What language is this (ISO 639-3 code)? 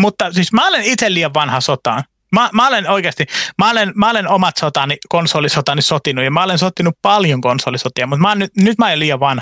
fin